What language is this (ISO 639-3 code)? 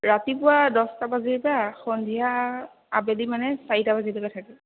asm